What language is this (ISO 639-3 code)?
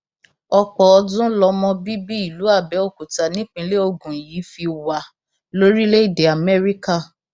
yor